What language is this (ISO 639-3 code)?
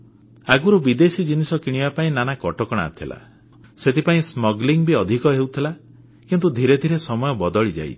ori